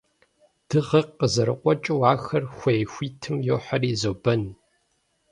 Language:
Kabardian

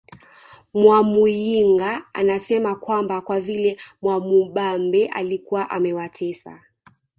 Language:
Swahili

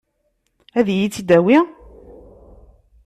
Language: Kabyle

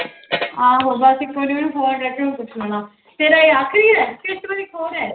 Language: Punjabi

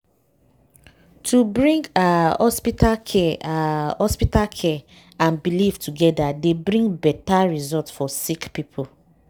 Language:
Nigerian Pidgin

